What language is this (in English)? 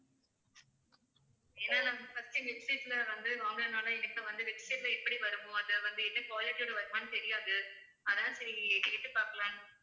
Tamil